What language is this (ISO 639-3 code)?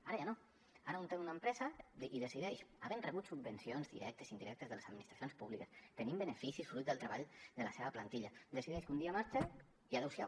cat